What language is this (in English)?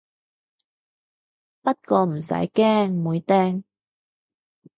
Cantonese